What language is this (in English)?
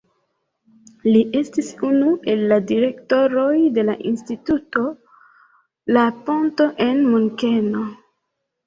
Esperanto